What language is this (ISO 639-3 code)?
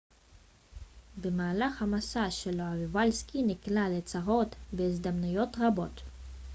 heb